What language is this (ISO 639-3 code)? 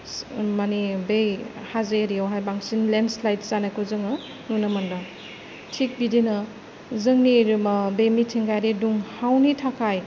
brx